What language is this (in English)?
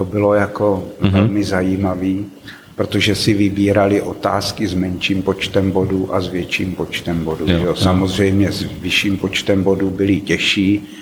Czech